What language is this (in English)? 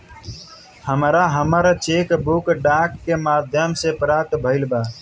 Bhojpuri